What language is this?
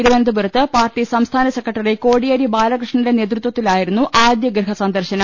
Malayalam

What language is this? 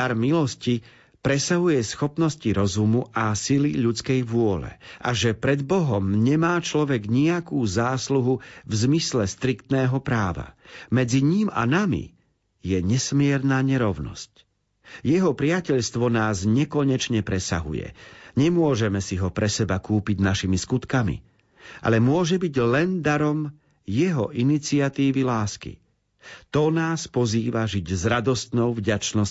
Slovak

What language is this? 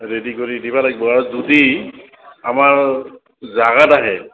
Assamese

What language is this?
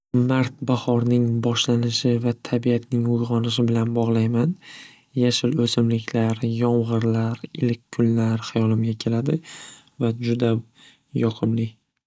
Uzbek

